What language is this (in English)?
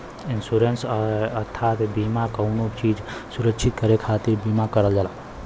Bhojpuri